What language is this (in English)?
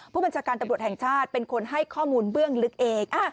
Thai